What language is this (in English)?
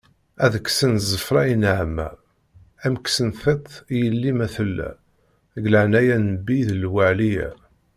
Kabyle